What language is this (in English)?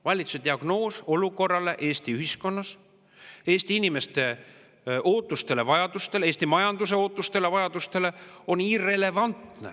Estonian